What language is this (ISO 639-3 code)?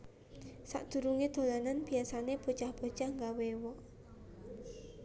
jav